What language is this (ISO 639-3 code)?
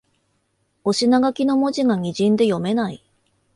jpn